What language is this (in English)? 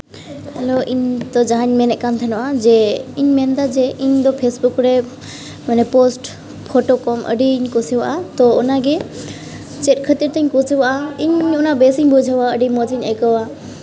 Santali